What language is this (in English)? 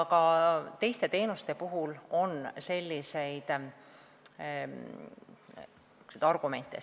Estonian